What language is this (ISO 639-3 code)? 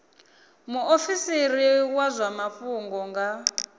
ven